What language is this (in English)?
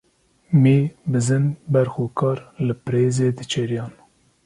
Kurdish